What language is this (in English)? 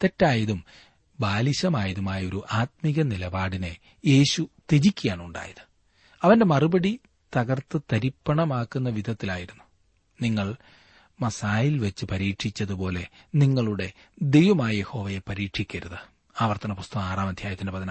Malayalam